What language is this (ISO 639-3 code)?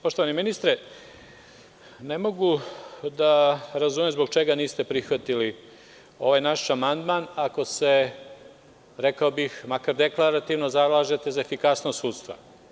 srp